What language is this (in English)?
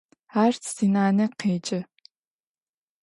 Adyghe